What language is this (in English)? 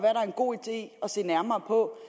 Danish